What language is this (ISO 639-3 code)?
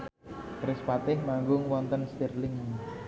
jav